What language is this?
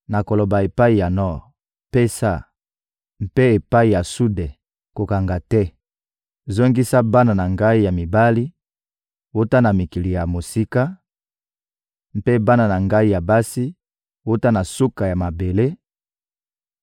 Lingala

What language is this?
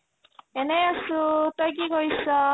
Assamese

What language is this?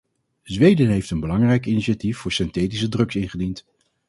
Dutch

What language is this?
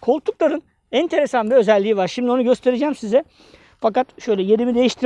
Turkish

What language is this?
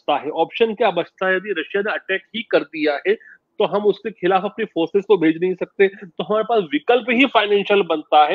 Hindi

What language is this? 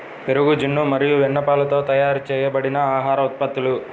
Telugu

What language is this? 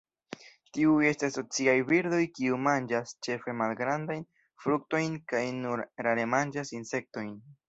Esperanto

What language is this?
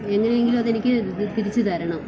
Malayalam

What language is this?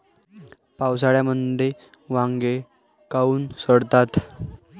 Marathi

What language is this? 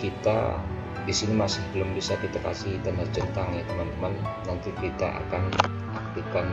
Indonesian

